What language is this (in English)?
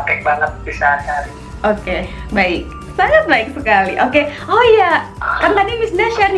Indonesian